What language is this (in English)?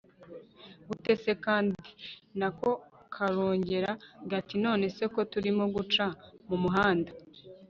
Kinyarwanda